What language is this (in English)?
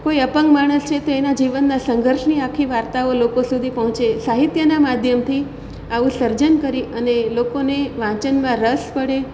Gujarati